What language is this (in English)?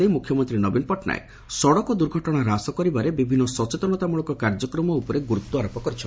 Odia